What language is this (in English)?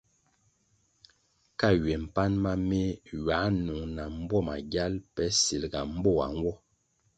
Kwasio